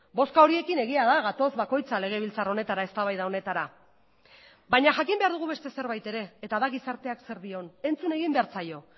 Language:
Basque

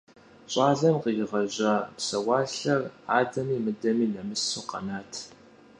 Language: Kabardian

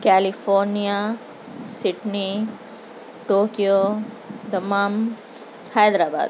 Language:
Urdu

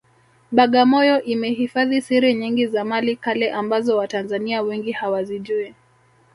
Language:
Swahili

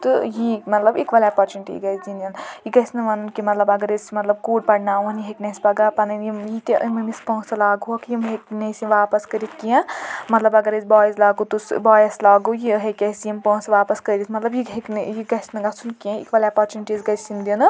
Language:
Kashmiri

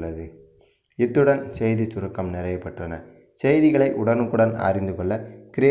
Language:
Tamil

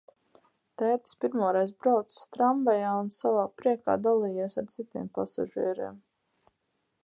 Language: Latvian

